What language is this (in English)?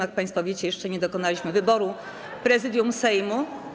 Polish